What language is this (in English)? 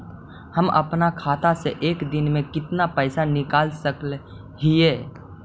Magahi